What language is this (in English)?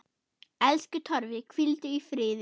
Icelandic